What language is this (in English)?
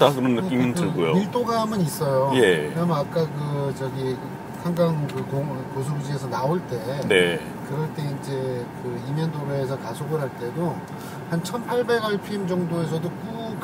Korean